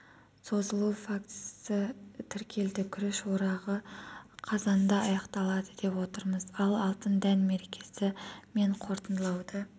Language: Kazakh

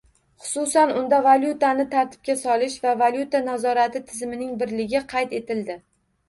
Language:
Uzbek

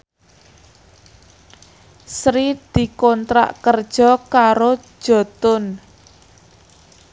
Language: Javanese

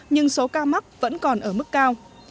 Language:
Vietnamese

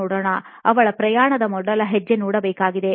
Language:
Kannada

